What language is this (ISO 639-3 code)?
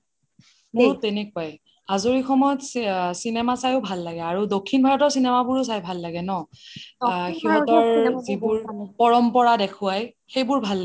asm